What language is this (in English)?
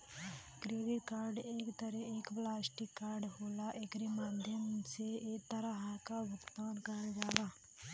Bhojpuri